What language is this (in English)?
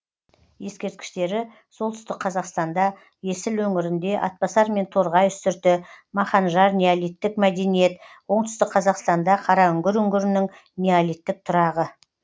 Kazakh